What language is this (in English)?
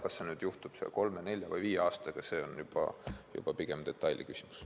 Estonian